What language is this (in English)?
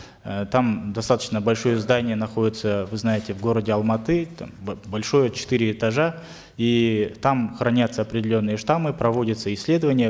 Kazakh